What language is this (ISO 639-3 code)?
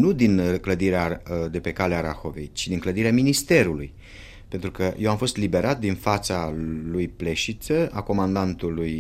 ron